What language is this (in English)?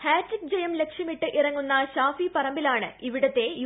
Malayalam